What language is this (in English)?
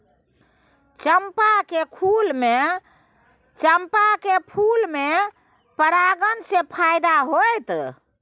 Maithili